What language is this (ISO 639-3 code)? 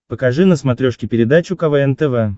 rus